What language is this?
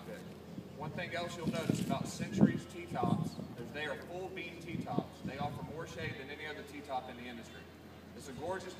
English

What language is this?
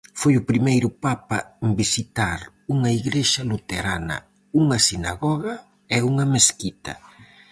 Galician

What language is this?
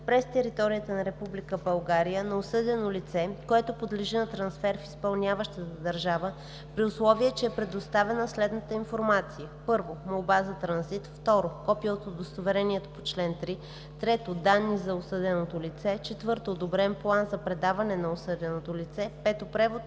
Bulgarian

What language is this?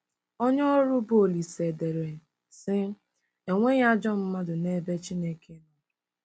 Igbo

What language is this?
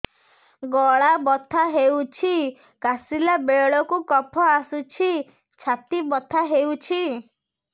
Odia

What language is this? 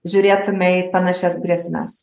Lithuanian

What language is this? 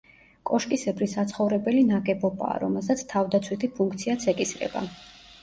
Georgian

